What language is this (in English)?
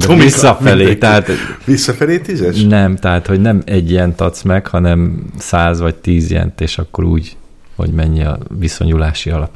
Hungarian